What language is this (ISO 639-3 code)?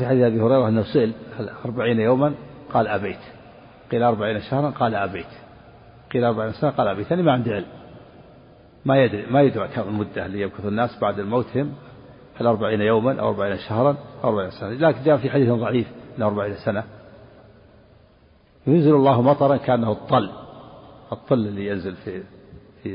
ara